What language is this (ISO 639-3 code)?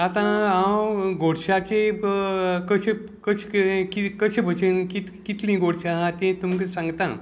kok